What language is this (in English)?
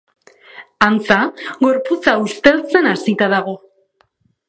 Basque